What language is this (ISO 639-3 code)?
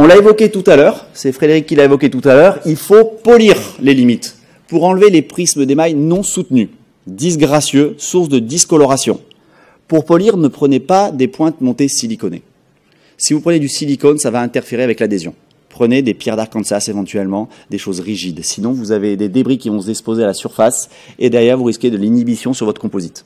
fra